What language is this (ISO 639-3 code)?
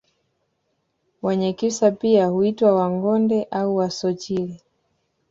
swa